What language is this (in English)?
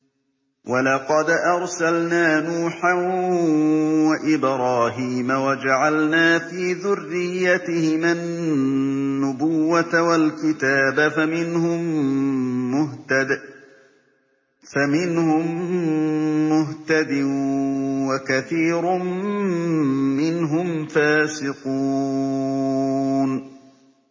Arabic